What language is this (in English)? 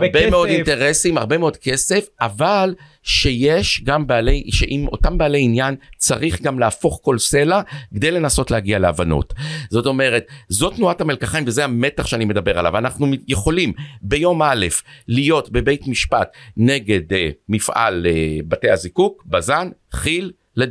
Hebrew